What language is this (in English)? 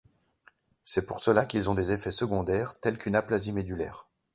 French